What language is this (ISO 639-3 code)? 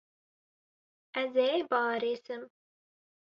kur